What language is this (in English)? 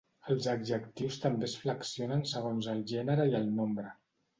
Catalan